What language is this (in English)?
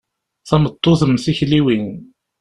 Kabyle